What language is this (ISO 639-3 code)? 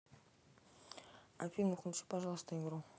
rus